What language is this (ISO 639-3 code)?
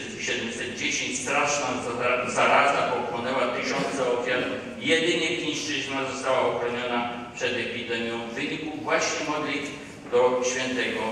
pol